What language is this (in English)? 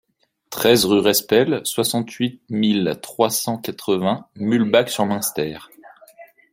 French